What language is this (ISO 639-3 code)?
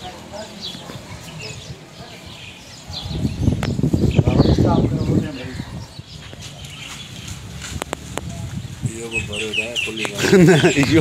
ara